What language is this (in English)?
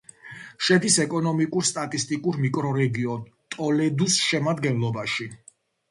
Georgian